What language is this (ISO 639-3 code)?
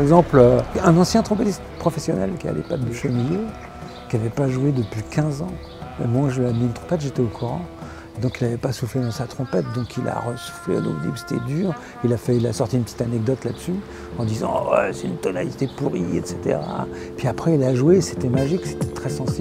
fra